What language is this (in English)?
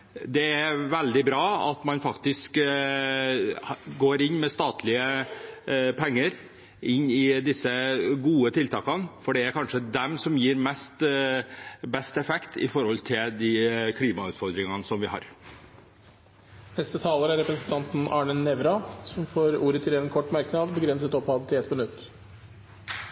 Norwegian Nynorsk